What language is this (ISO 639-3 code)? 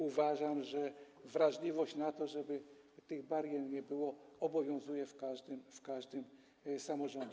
pol